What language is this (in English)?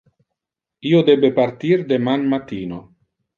Interlingua